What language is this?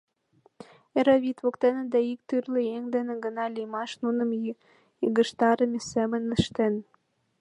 Mari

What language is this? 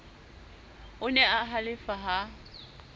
Southern Sotho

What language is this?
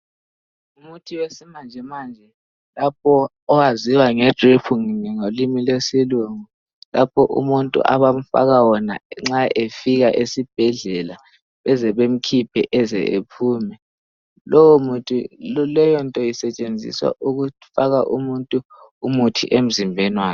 North Ndebele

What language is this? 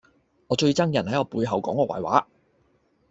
Cantonese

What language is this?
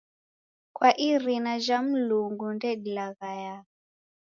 Taita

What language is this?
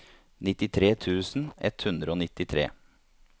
Norwegian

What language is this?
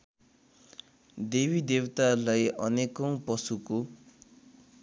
Nepali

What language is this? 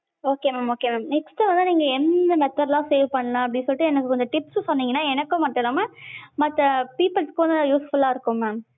Tamil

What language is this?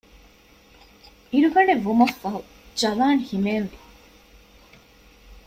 Divehi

